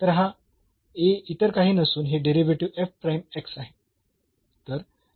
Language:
Marathi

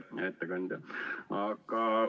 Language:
Estonian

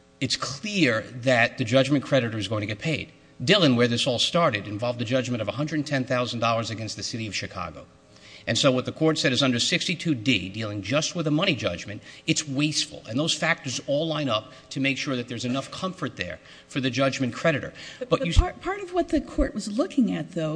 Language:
English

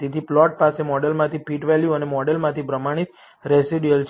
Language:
Gujarati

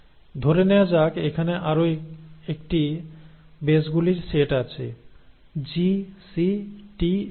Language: Bangla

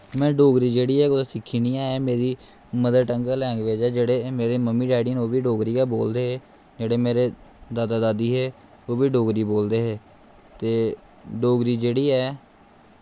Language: Dogri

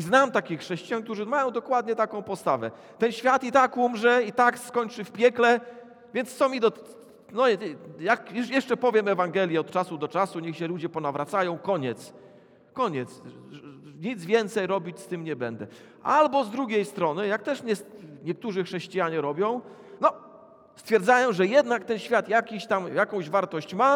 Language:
Polish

